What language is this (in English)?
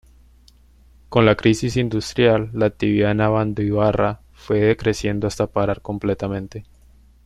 Spanish